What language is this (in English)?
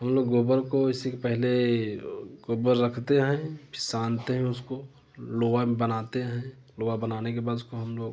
Hindi